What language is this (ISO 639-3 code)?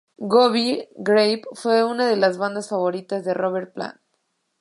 spa